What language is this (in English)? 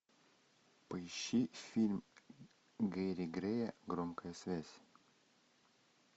Russian